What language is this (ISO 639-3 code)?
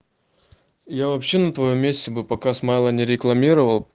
rus